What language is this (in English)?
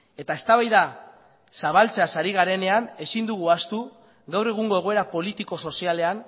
Basque